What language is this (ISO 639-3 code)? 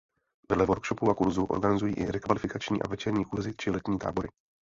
ces